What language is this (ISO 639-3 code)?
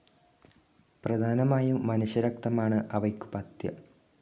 mal